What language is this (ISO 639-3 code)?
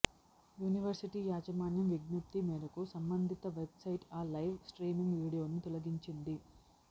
tel